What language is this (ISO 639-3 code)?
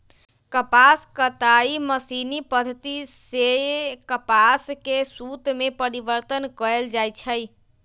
mag